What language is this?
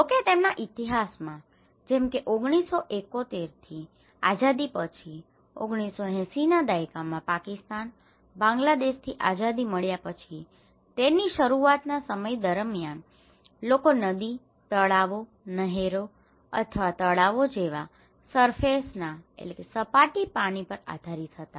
Gujarati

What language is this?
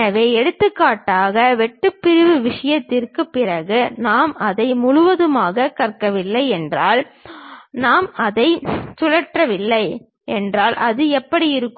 Tamil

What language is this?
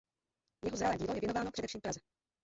Czech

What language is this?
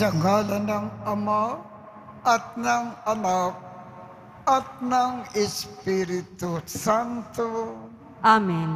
Filipino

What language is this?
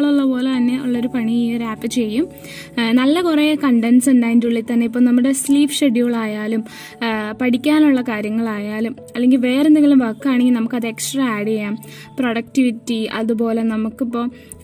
Malayalam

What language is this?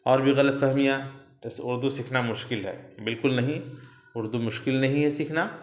Urdu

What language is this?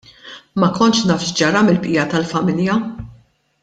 Maltese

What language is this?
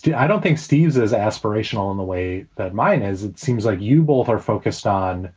English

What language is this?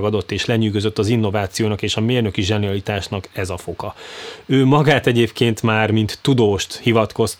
Hungarian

